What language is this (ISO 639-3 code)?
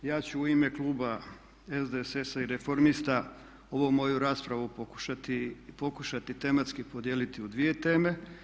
hrv